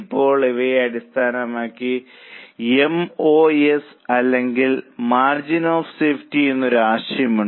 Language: Malayalam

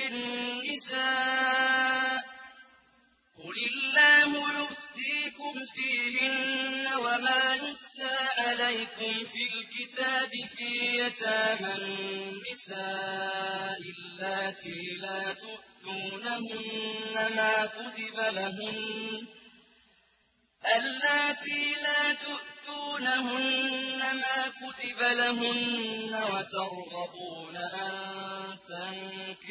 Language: Arabic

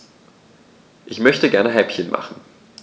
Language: German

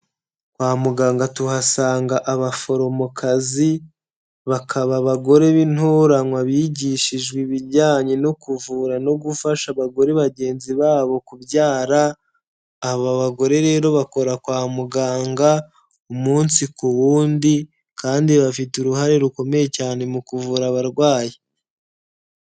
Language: Kinyarwanda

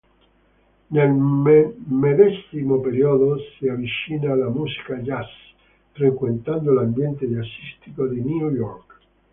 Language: Italian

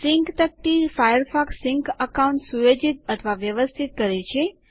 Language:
Gujarati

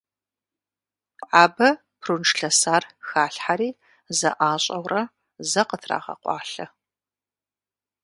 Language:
Kabardian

